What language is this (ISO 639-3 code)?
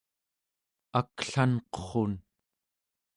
esu